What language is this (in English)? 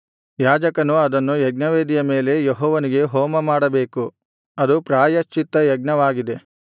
Kannada